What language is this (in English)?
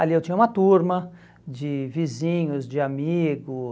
Portuguese